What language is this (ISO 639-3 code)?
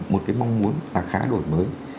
vie